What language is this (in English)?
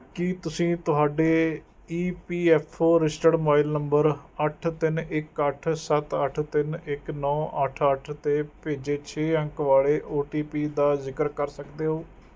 Punjabi